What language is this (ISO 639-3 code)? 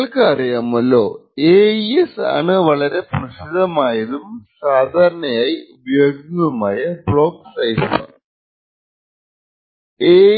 mal